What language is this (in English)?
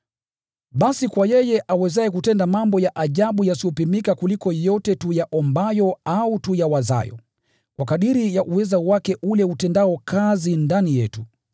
Swahili